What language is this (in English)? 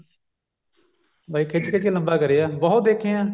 Punjabi